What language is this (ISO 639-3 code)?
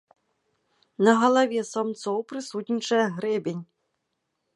bel